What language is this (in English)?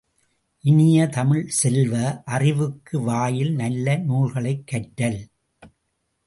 Tamil